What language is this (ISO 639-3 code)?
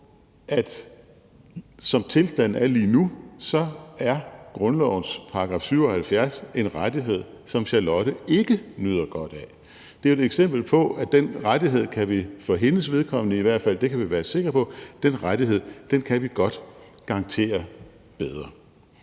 dan